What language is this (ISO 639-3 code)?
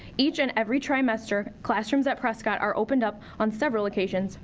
eng